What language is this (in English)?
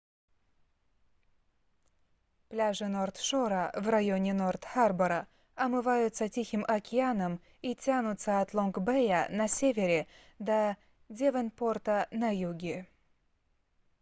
Russian